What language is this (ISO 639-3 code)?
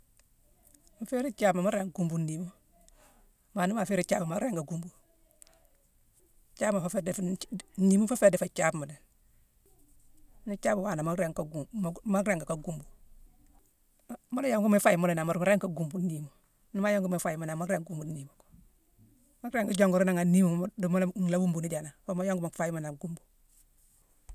msw